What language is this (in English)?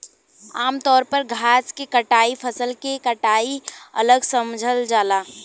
Bhojpuri